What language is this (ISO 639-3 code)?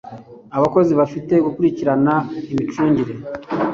kin